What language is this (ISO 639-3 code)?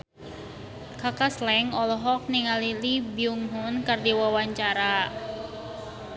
sun